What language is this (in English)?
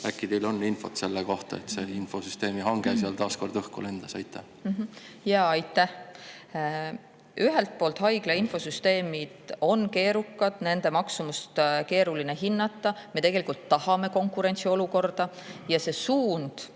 Estonian